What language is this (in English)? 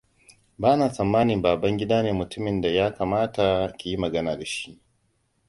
Hausa